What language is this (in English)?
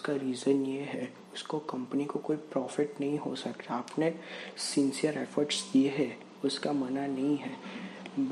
Hindi